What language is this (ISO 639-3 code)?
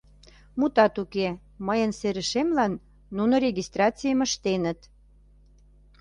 chm